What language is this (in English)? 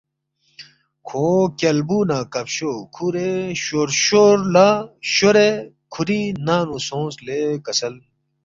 Balti